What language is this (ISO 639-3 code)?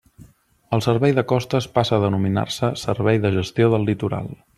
cat